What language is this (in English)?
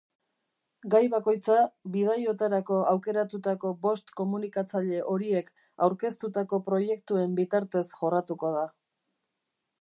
Basque